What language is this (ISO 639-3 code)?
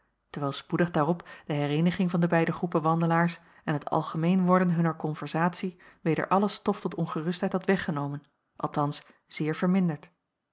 nld